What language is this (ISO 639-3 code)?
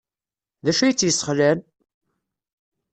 kab